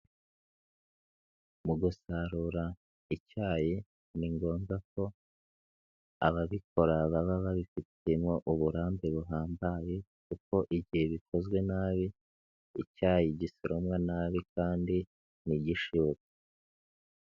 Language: Kinyarwanda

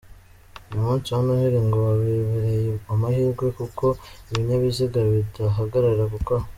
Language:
Kinyarwanda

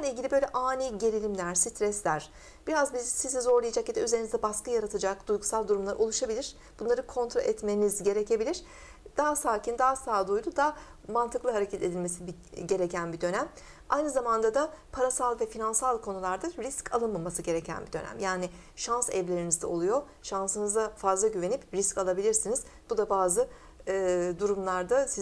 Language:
Turkish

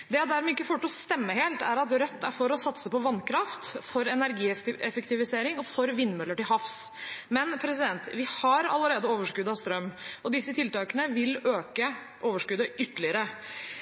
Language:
Norwegian Bokmål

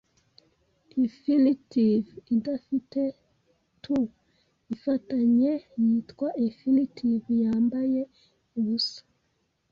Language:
Kinyarwanda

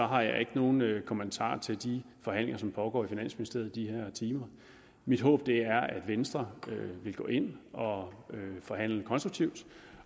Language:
Danish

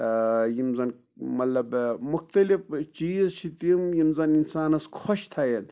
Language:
Kashmiri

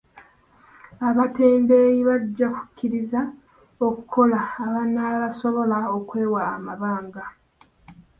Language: Ganda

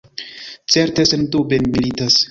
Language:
Esperanto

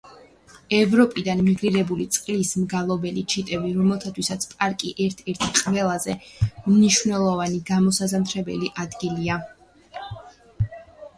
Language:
Georgian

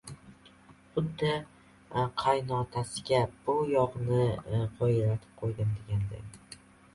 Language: Uzbek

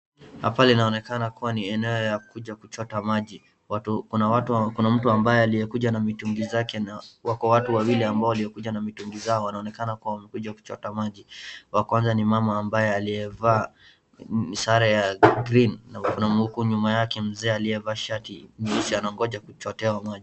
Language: Swahili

